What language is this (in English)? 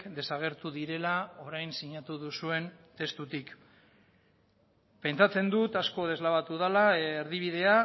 Basque